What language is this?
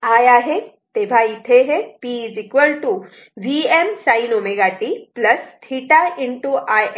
Marathi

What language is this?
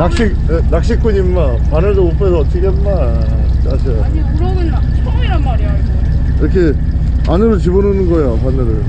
Korean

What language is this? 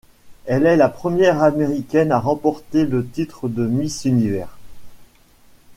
French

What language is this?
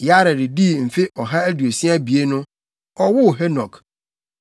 Akan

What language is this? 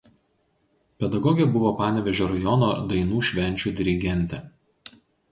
Lithuanian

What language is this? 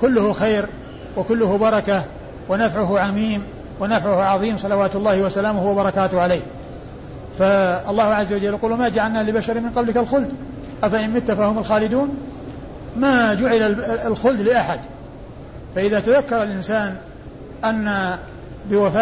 Arabic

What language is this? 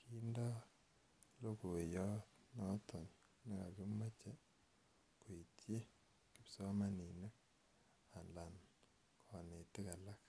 Kalenjin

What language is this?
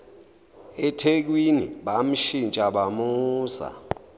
Zulu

